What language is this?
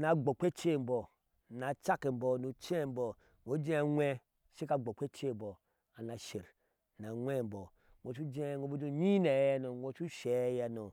Ashe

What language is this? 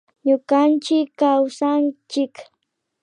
Imbabura Highland Quichua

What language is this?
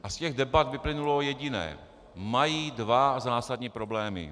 Czech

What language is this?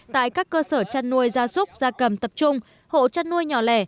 Vietnamese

